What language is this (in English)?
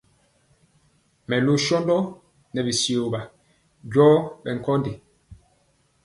Mpiemo